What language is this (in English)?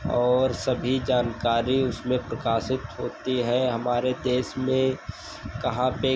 Hindi